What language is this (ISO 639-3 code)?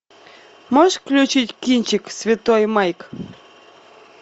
rus